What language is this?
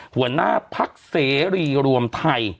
Thai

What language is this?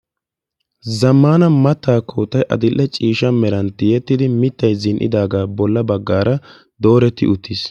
Wolaytta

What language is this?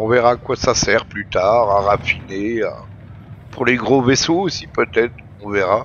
French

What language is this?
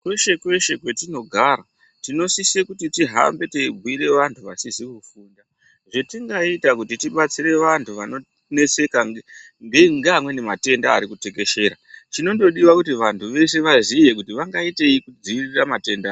Ndau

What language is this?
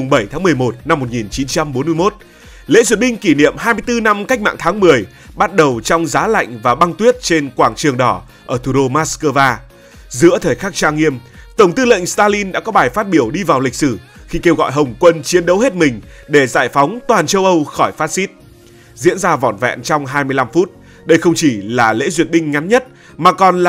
Vietnamese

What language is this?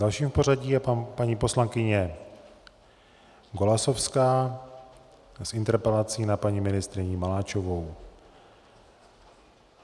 Czech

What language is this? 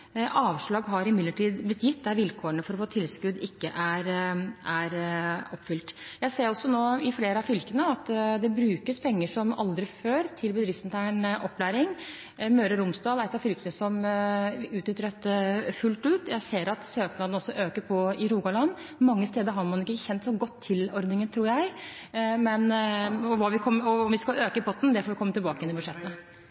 Norwegian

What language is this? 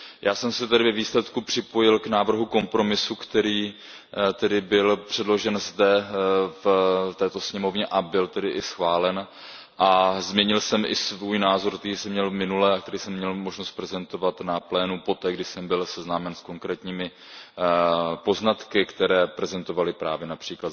Czech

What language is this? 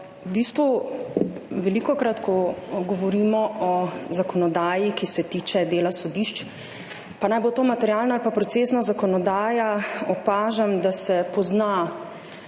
Slovenian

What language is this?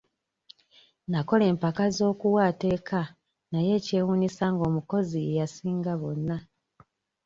Ganda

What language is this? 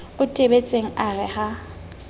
Southern Sotho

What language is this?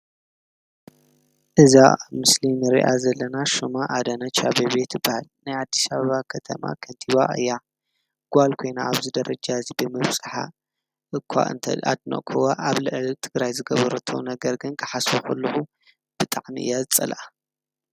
Tigrinya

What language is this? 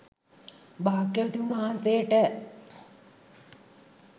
Sinhala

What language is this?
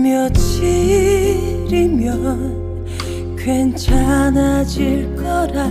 Korean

